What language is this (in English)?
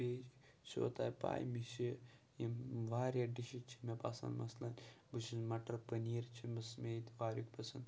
Kashmiri